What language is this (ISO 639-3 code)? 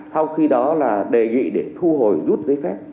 vie